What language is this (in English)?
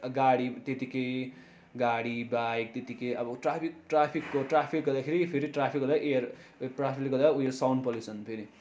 Nepali